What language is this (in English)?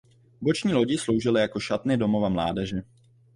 Czech